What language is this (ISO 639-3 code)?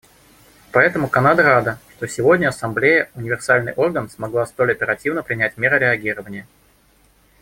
rus